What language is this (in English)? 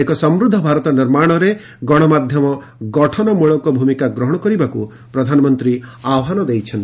Odia